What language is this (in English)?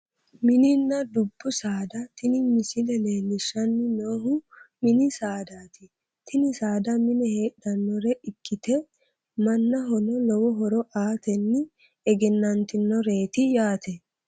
Sidamo